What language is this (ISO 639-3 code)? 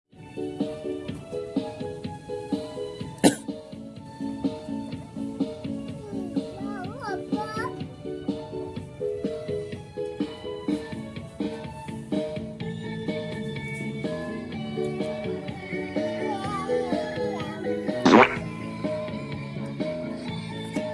eng